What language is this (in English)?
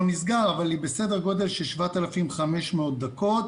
Hebrew